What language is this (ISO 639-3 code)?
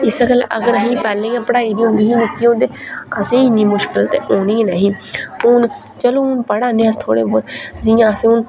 doi